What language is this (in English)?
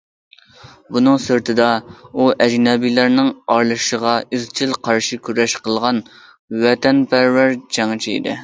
Uyghur